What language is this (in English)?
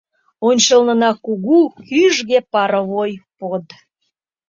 Mari